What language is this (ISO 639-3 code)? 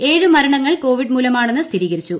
mal